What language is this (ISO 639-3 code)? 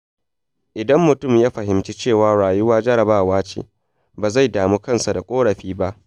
hau